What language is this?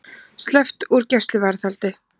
Icelandic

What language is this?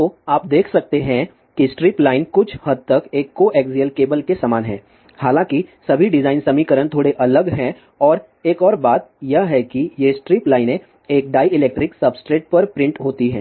Hindi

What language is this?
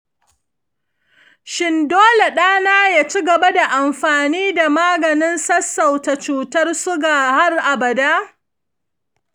Hausa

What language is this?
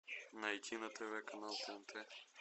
Russian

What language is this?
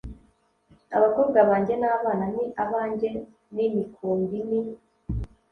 Kinyarwanda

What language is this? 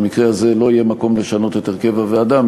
Hebrew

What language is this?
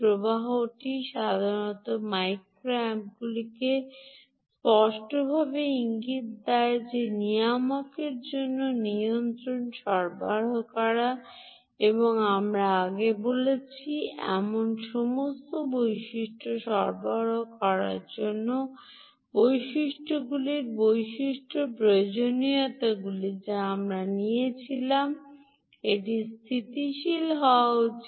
Bangla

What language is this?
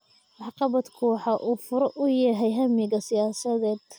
Somali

